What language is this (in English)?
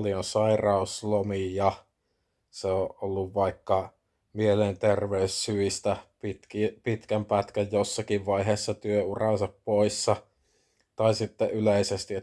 Finnish